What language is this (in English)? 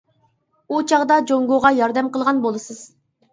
Uyghur